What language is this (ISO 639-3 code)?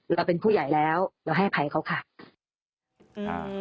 tha